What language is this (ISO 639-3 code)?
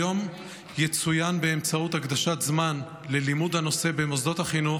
heb